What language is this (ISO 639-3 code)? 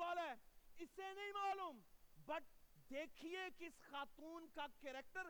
urd